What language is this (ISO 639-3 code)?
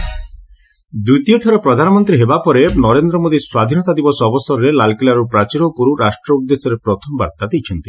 ori